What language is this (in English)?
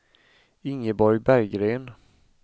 Swedish